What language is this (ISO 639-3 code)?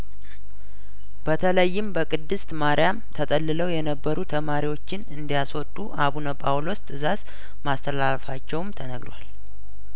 amh